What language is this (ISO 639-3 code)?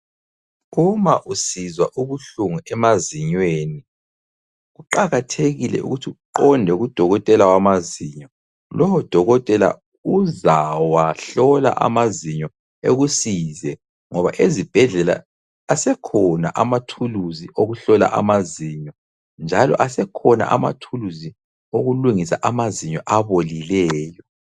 nde